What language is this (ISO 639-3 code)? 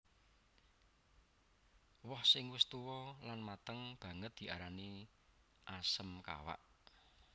jav